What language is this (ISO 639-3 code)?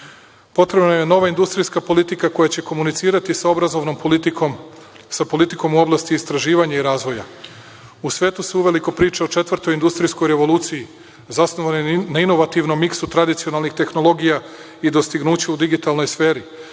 srp